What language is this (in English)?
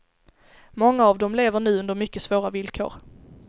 Swedish